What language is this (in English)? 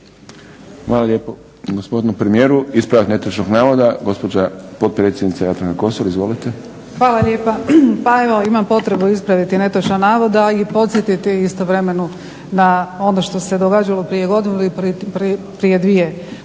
Croatian